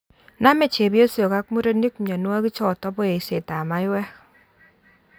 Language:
Kalenjin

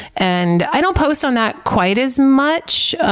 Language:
English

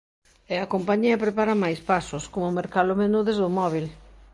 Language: Galician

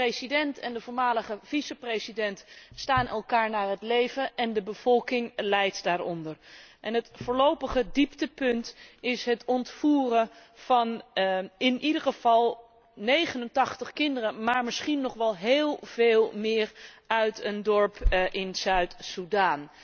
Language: Dutch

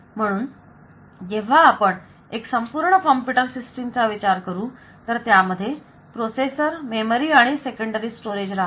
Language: Marathi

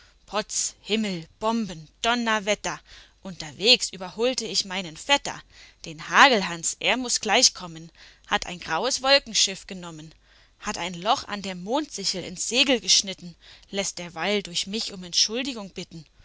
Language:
German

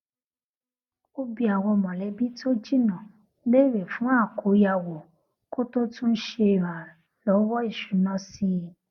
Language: Yoruba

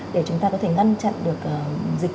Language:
Vietnamese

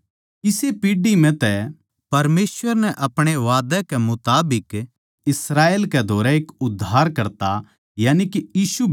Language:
Haryanvi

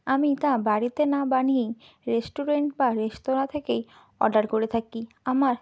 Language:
Bangla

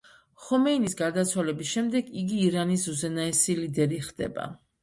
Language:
Georgian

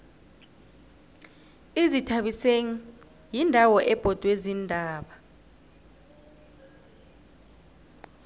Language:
South Ndebele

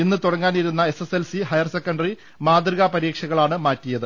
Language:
Malayalam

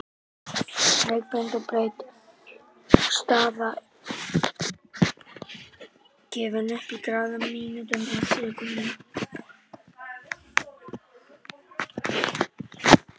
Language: Icelandic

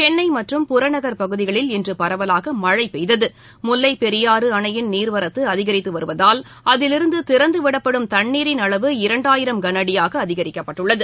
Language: Tamil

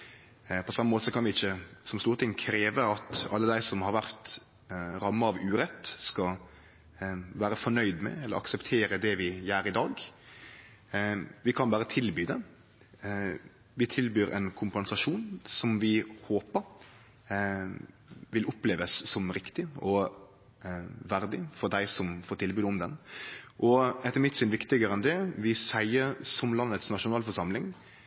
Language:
Norwegian Nynorsk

